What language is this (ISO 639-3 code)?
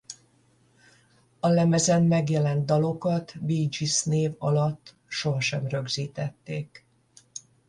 hun